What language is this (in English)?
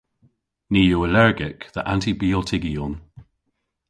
Cornish